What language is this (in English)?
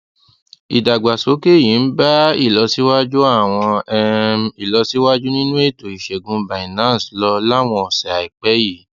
Yoruba